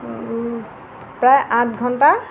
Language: Assamese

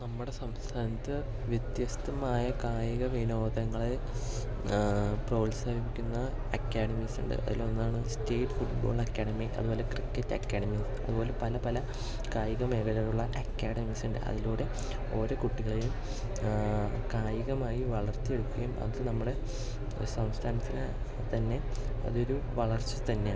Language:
Malayalam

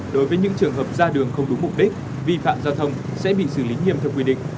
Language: Vietnamese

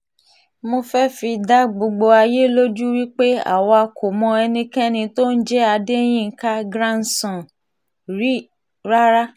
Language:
Yoruba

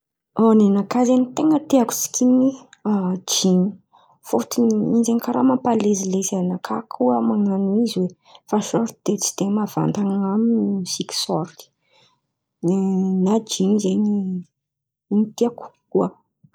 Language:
Antankarana Malagasy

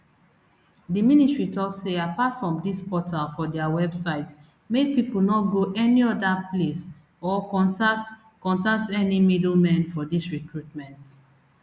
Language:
Nigerian Pidgin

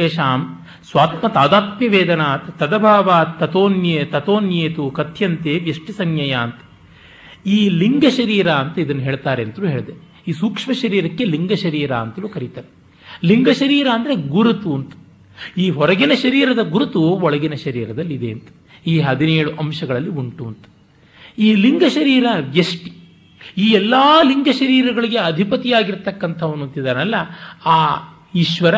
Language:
Kannada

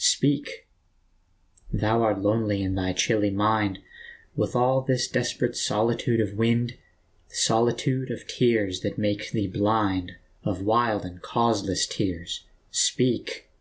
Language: English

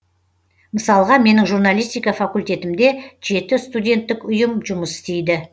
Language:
Kazakh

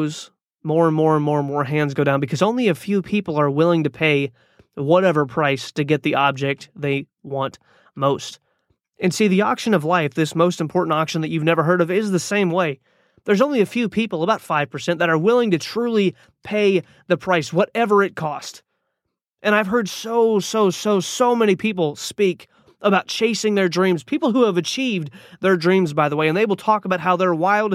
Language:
English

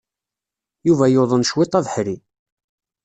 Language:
Kabyle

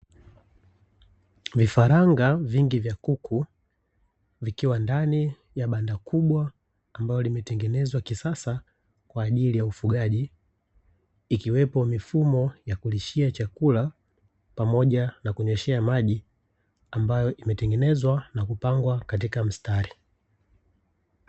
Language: Swahili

